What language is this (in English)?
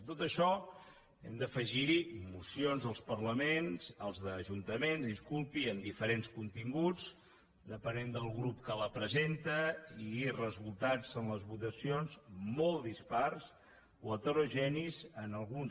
Catalan